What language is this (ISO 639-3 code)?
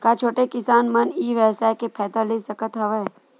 hne